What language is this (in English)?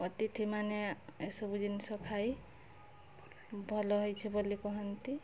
Odia